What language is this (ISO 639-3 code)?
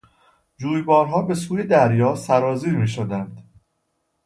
fas